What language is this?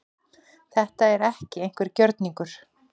Icelandic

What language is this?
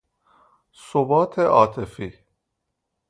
Persian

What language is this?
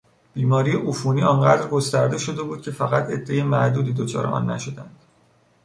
Persian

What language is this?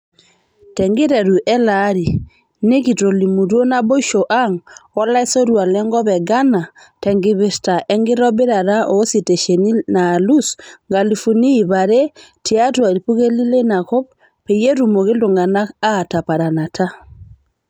Masai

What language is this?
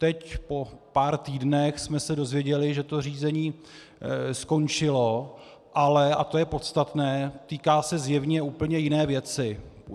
Czech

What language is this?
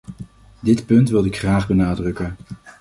Dutch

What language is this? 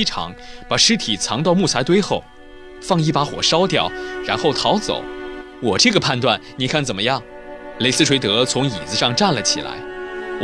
Chinese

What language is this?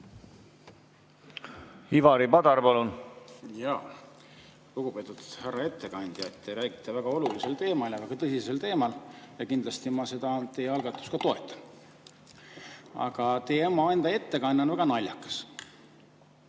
Estonian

